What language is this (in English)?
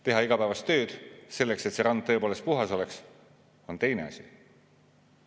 Estonian